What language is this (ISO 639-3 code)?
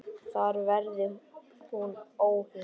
isl